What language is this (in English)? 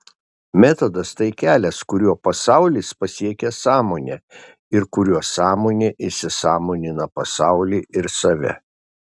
Lithuanian